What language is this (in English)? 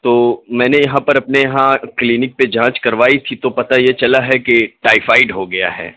Urdu